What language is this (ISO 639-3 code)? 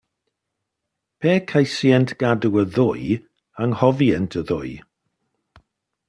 cym